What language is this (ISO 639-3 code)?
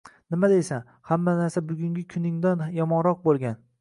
uzb